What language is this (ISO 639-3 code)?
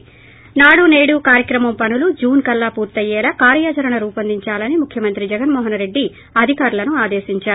tel